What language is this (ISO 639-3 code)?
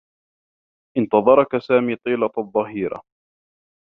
ara